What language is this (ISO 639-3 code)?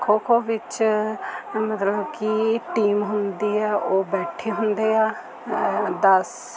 pan